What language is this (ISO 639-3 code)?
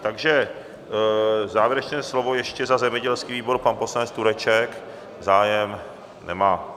ces